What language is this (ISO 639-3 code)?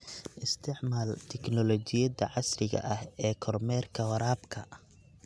som